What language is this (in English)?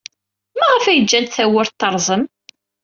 Kabyle